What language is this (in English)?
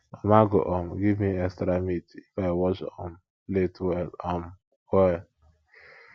Nigerian Pidgin